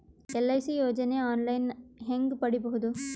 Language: Kannada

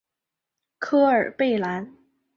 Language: Chinese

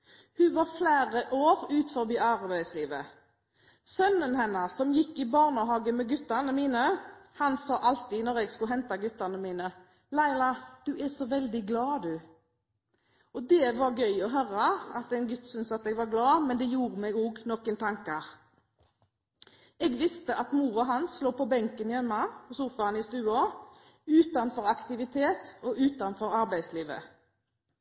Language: Norwegian Bokmål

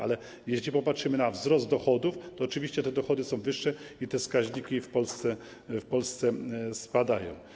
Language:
Polish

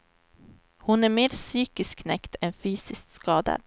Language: Swedish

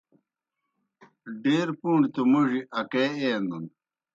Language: Kohistani Shina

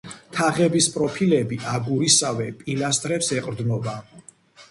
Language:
Georgian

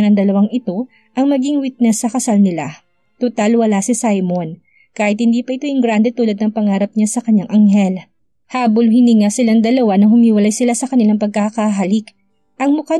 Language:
Filipino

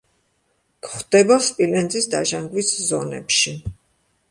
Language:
Georgian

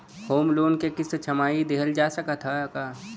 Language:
Bhojpuri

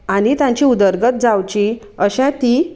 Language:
Konkani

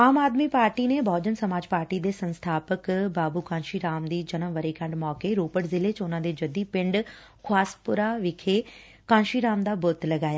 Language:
Punjabi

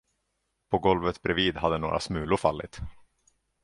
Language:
Swedish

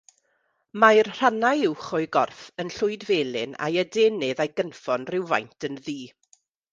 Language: Welsh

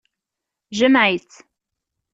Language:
Kabyle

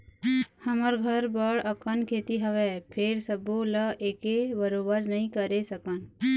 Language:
Chhattisgarhi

